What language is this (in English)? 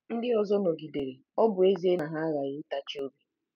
Igbo